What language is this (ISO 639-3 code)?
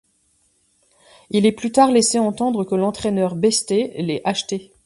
fra